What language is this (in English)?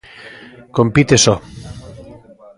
Galician